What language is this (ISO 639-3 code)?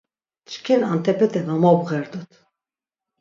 lzz